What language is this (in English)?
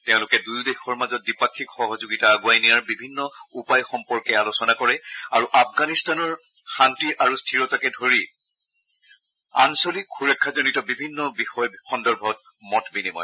Assamese